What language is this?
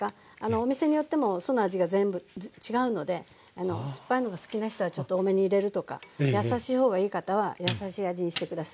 Japanese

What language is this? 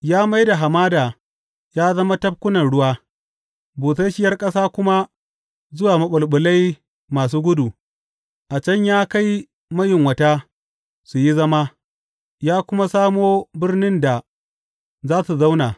Hausa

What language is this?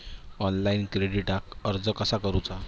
Marathi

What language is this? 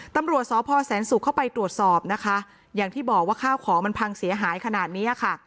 Thai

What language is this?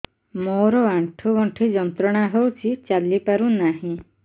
Odia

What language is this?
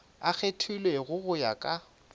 Northern Sotho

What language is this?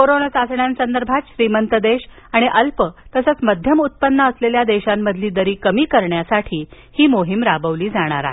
Marathi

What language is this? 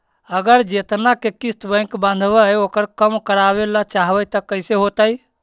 Magahi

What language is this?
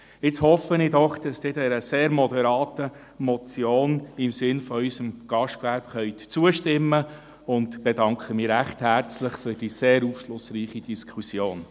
Swiss German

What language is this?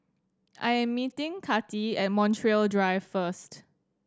English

